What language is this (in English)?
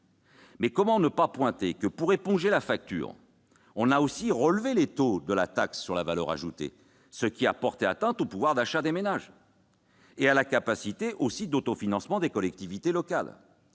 French